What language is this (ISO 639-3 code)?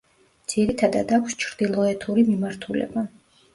kat